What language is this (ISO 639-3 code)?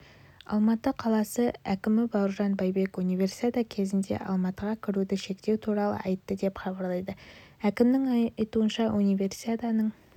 kaz